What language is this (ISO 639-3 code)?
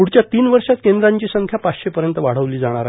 mar